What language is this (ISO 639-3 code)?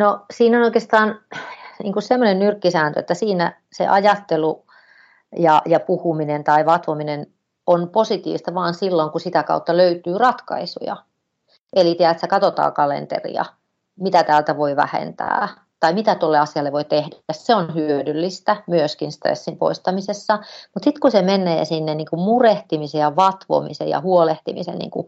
fin